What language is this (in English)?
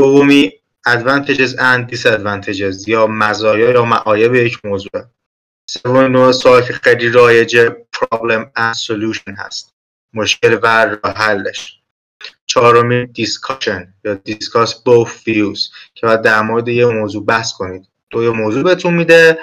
Persian